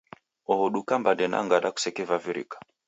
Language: Taita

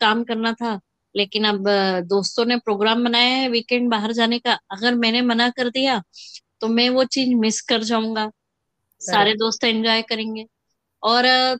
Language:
Hindi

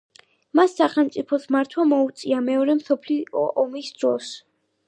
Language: Georgian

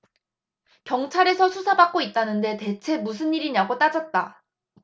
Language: Korean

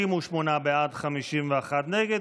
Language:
Hebrew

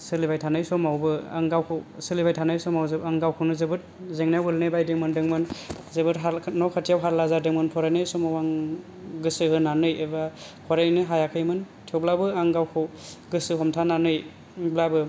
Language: Bodo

